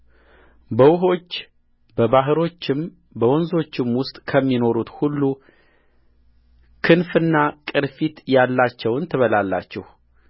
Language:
Amharic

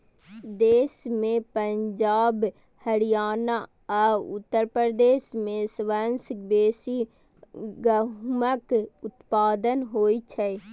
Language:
Maithili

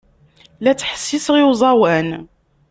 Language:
Kabyle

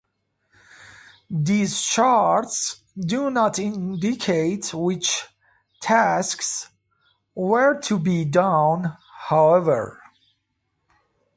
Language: English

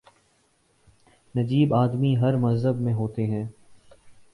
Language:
Urdu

